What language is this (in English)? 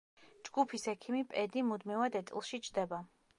Georgian